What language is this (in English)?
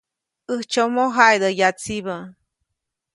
Copainalá Zoque